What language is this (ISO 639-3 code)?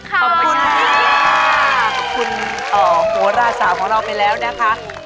tha